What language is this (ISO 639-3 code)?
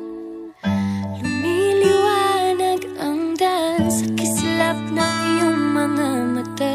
tha